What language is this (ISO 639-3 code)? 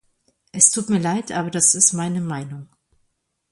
deu